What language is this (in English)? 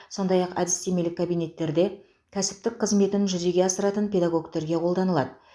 Kazakh